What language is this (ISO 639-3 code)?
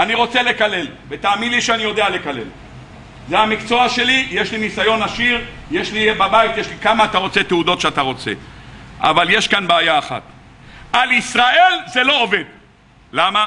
heb